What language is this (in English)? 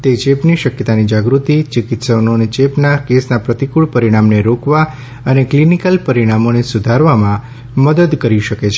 Gujarati